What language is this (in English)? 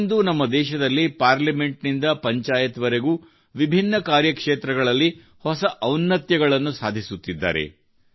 Kannada